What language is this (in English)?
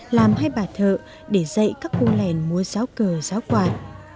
Vietnamese